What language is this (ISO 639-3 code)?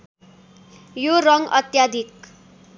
nep